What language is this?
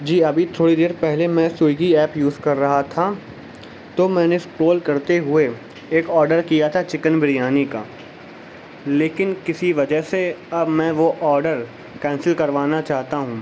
Urdu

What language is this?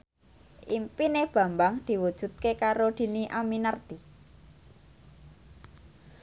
Javanese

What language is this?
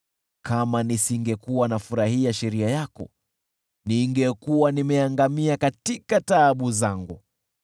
Swahili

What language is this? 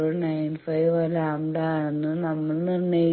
Malayalam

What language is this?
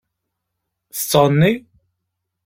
Kabyle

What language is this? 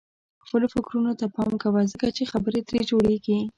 Pashto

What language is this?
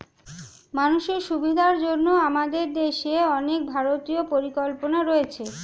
Bangla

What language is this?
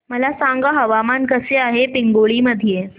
Marathi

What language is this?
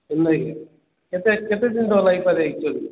Odia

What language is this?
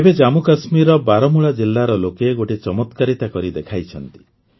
Odia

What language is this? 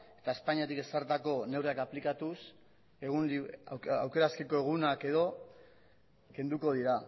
Basque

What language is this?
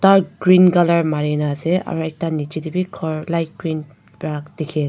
Naga Pidgin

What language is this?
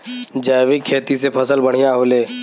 Bhojpuri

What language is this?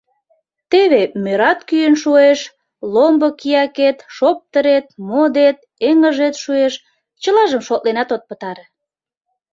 Mari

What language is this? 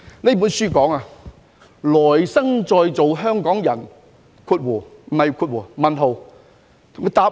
Cantonese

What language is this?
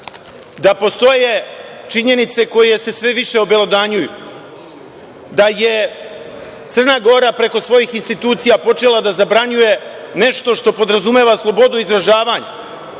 Serbian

